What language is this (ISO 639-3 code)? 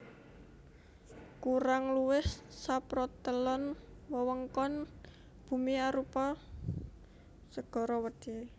jav